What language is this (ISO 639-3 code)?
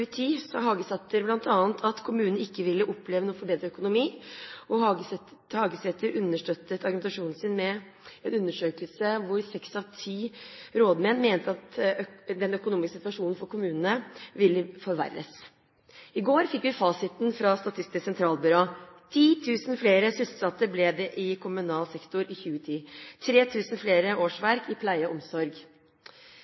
nob